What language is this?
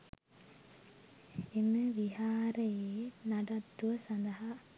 Sinhala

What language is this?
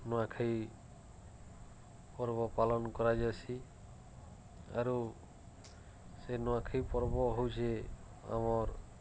Odia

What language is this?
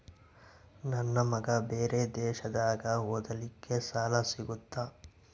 Kannada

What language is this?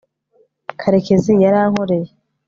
Kinyarwanda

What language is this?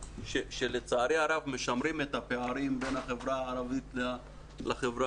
Hebrew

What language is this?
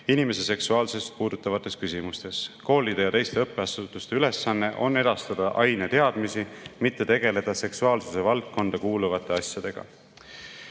Estonian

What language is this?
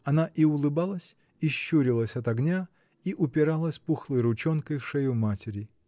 Russian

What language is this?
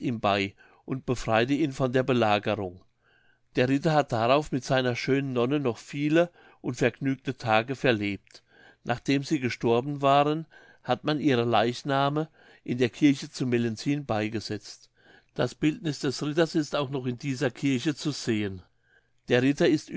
German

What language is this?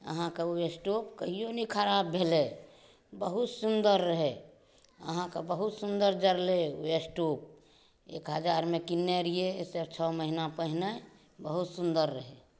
Maithili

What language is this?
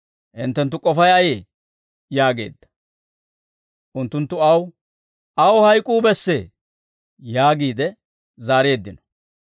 Dawro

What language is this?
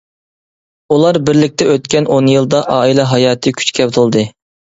Uyghur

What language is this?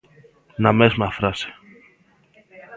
Galician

